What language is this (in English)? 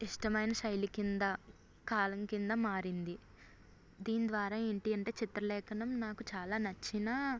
Telugu